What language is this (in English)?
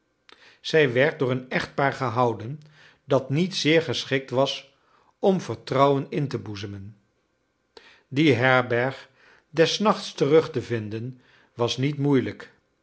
Dutch